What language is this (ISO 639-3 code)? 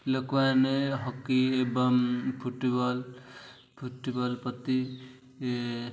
ori